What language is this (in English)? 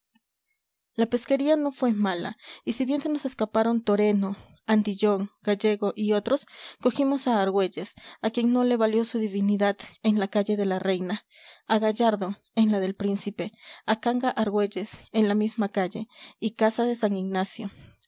Spanish